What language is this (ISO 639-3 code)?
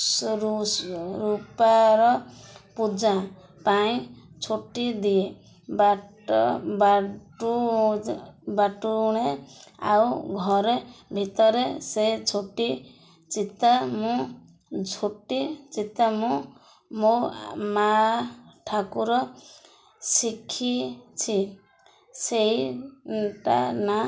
ori